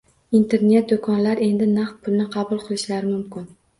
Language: Uzbek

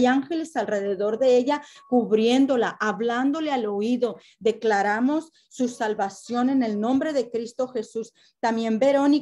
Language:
Spanish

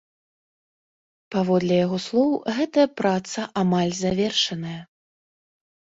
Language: Belarusian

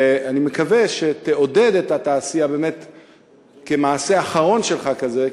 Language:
Hebrew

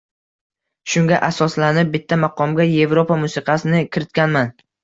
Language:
Uzbek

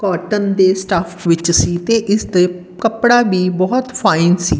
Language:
Punjabi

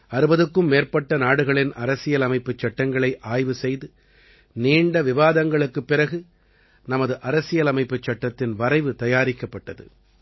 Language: Tamil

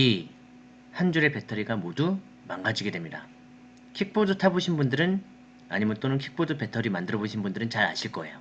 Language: Korean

